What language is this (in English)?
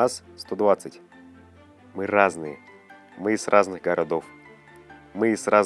Russian